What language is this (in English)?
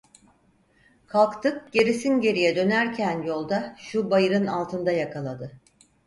Turkish